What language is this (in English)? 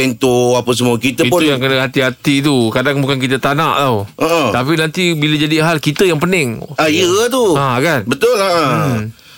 Malay